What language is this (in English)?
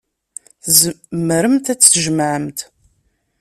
Kabyle